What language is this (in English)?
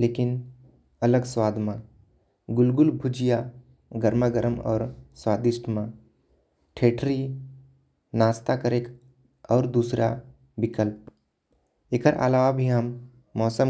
Korwa